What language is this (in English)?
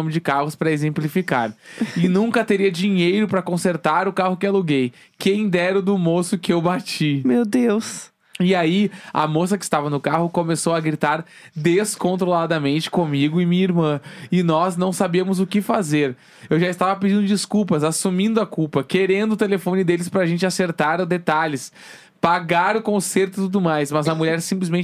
Portuguese